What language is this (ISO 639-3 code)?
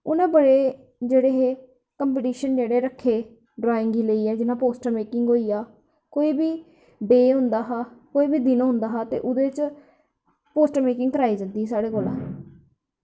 doi